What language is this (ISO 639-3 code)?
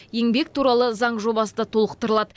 kaz